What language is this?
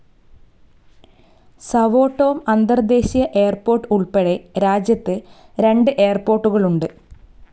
Malayalam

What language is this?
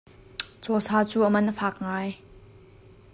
Hakha Chin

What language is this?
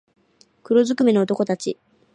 Japanese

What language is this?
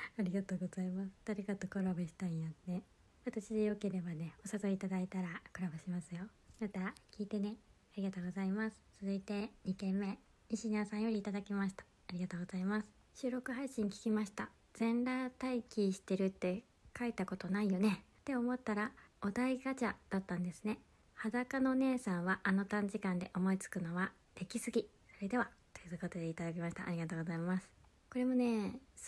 Japanese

